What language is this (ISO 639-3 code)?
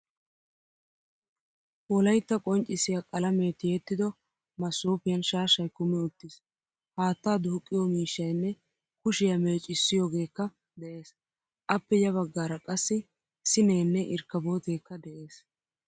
wal